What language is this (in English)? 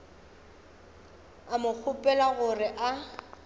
Northern Sotho